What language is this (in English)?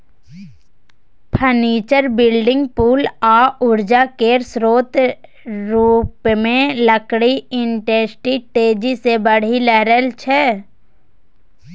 Maithili